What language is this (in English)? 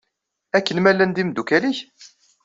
Kabyle